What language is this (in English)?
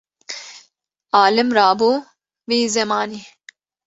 Kurdish